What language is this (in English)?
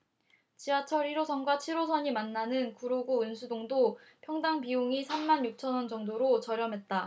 Korean